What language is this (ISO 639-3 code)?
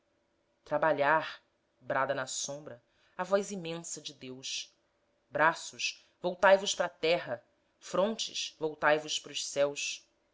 por